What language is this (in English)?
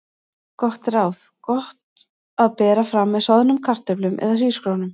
Icelandic